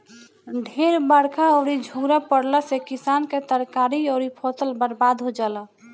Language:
Bhojpuri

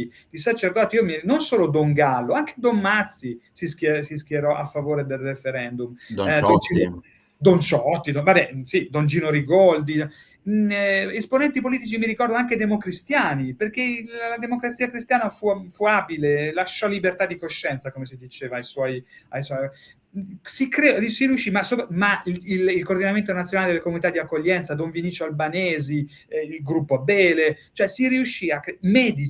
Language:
Italian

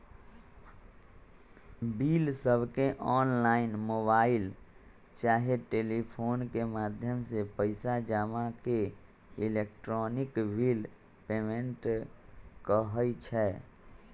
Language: Magahi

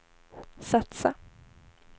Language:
Swedish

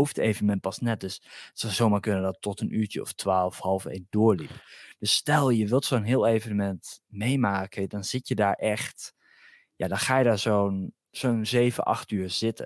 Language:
Dutch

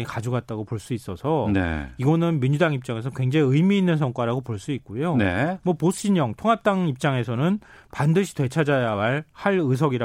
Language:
Korean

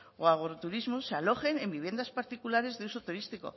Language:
Spanish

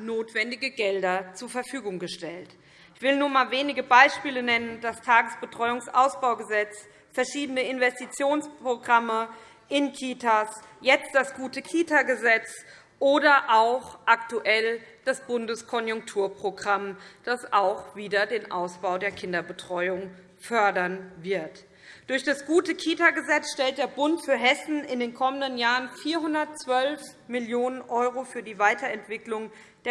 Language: German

